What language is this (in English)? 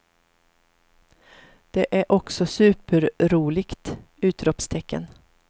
Swedish